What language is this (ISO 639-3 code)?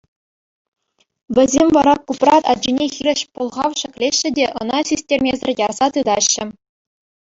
chv